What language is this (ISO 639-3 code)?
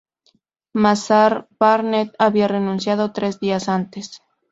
spa